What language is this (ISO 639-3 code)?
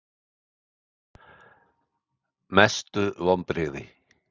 isl